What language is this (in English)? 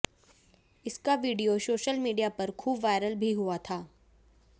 Hindi